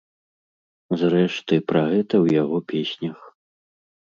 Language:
Belarusian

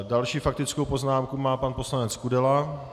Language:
Czech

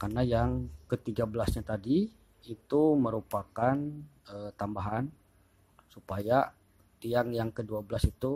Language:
Indonesian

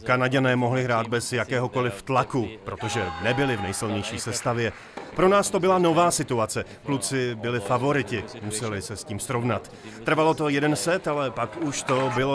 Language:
Czech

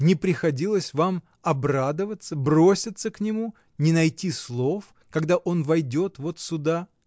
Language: Russian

